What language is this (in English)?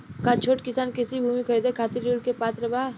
Bhojpuri